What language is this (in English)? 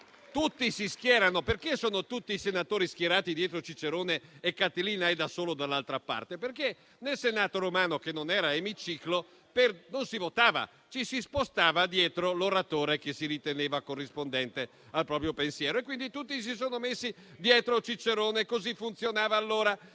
Italian